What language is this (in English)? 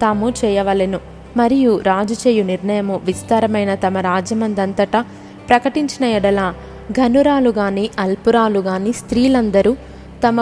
Telugu